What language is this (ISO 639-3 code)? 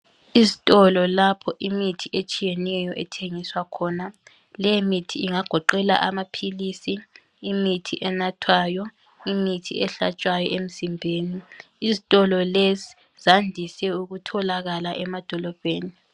nde